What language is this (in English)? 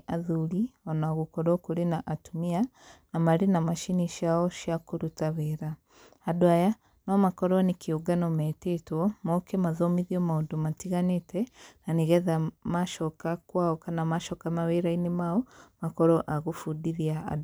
Kikuyu